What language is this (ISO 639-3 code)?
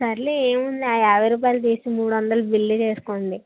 tel